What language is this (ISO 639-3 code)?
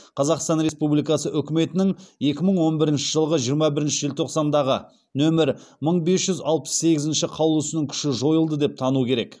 kaz